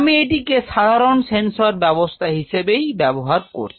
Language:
Bangla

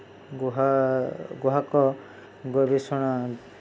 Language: Odia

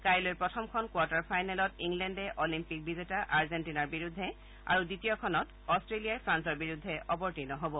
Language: Assamese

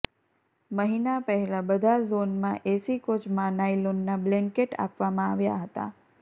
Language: Gujarati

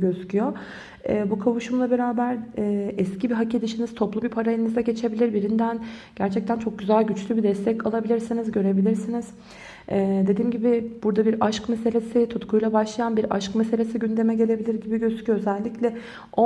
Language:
Turkish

